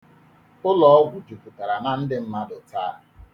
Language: Igbo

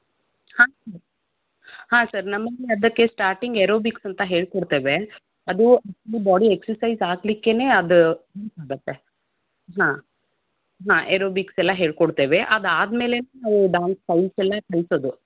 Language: Kannada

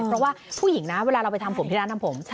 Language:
Thai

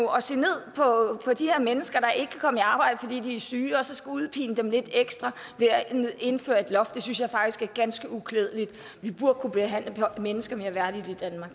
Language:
Danish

